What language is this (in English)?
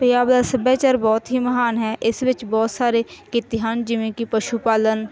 Punjabi